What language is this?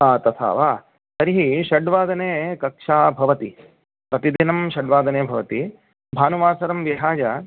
Sanskrit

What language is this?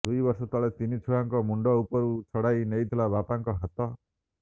Odia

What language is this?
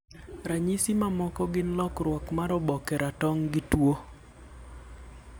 Luo (Kenya and Tanzania)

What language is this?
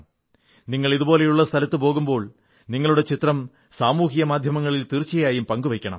Malayalam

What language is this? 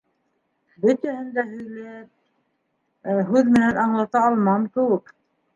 Bashkir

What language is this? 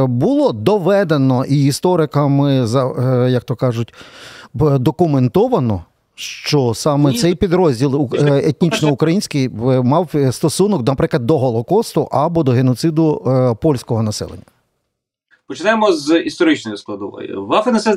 Ukrainian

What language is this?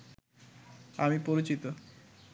Bangla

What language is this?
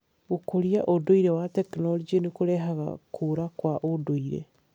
Kikuyu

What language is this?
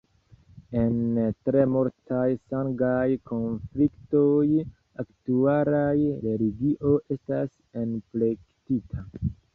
Esperanto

